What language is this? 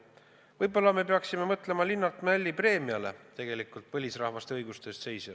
Estonian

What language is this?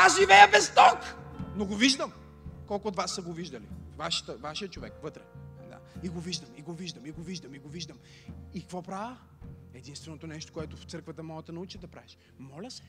Bulgarian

